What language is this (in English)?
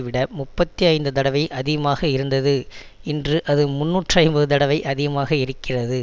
Tamil